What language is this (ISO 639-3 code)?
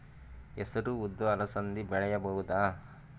kan